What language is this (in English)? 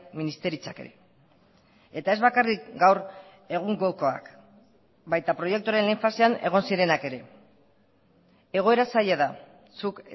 Basque